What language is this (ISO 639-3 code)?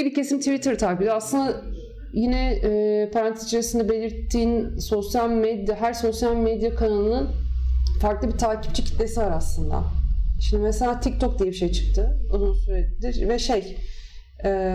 tur